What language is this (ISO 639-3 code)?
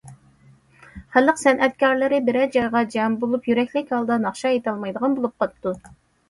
uig